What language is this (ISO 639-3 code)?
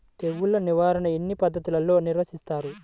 tel